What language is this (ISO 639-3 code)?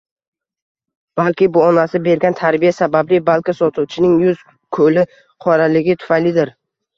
uzb